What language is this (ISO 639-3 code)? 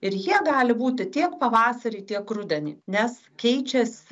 lit